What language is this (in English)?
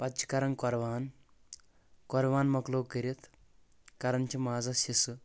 Kashmiri